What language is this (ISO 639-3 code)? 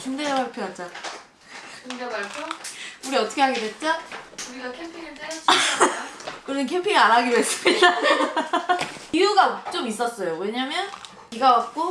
kor